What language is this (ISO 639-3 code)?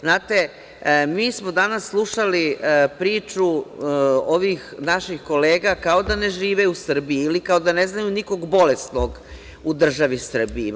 srp